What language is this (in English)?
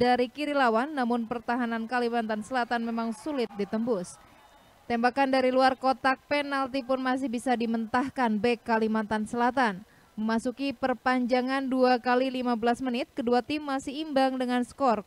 Indonesian